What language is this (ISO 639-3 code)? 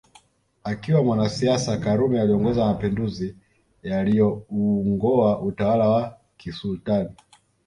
swa